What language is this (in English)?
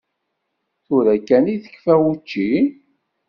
Kabyle